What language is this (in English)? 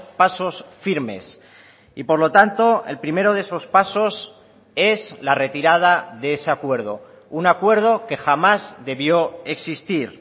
Spanish